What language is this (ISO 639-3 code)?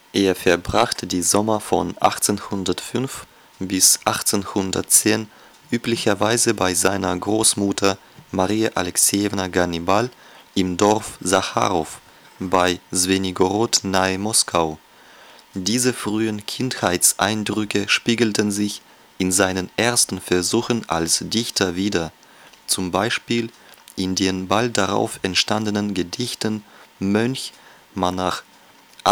deu